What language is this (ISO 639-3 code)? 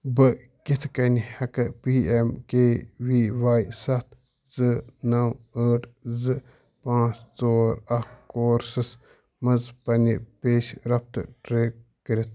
kas